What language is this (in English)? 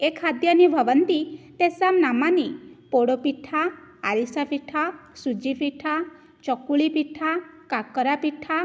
Sanskrit